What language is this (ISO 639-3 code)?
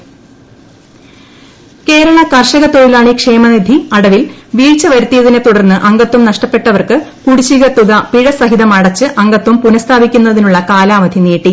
mal